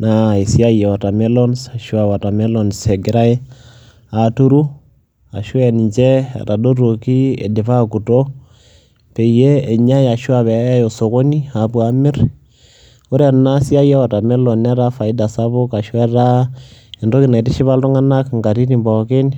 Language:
Masai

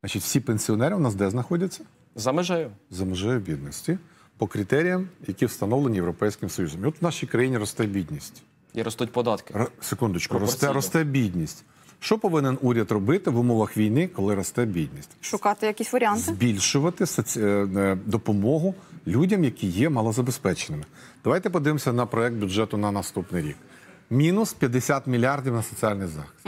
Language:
Ukrainian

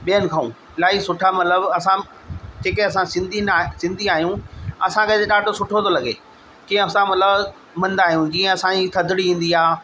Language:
Sindhi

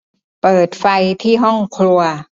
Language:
Thai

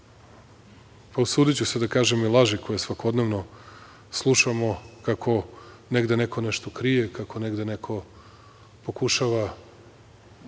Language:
Serbian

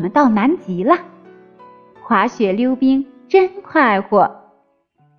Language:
Chinese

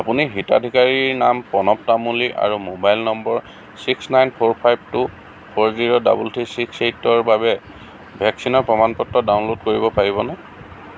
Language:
Assamese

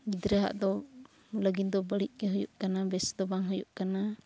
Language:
Santali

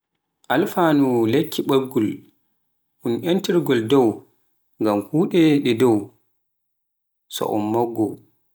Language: Pular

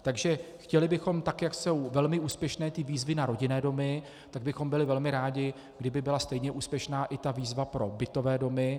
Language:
Czech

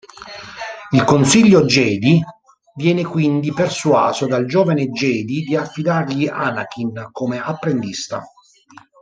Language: Italian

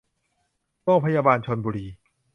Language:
Thai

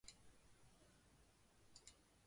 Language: Chinese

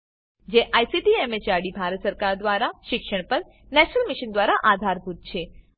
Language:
Gujarati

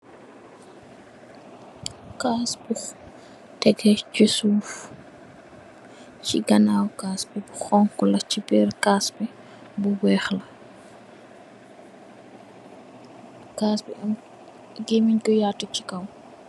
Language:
Wolof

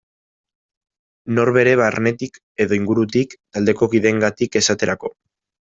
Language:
Basque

